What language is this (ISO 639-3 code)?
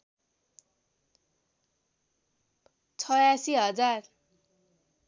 nep